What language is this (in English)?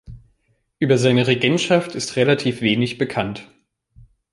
German